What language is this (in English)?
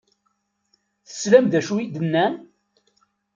Kabyle